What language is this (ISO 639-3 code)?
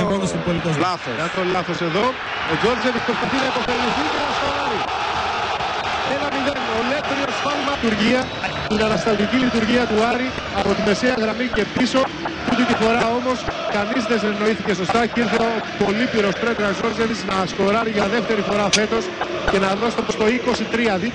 ell